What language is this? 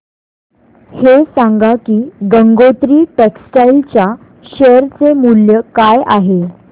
Marathi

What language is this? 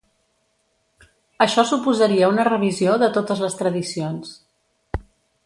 Catalan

